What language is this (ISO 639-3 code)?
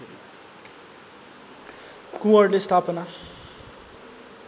nep